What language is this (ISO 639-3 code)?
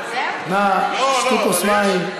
heb